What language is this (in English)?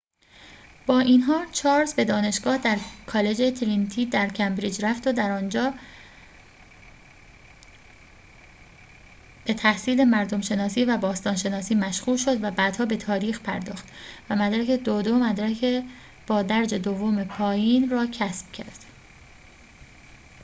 Persian